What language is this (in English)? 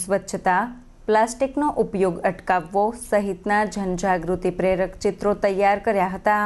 Hindi